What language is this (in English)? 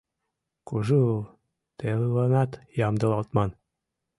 Mari